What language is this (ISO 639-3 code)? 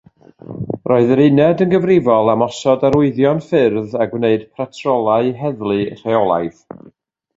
cym